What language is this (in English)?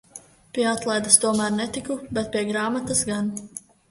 Latvian